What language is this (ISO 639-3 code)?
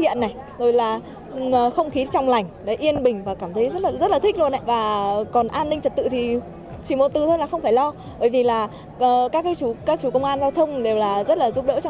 vie